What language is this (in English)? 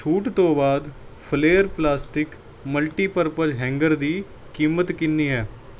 Punjabi